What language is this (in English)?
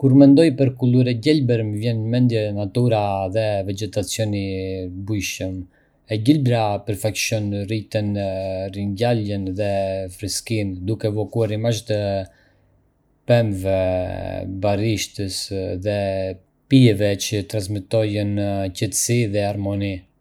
Arbëreshë Albanian